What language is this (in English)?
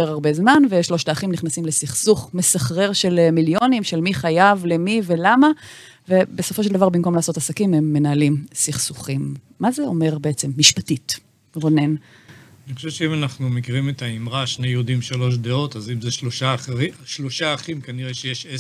Hebrew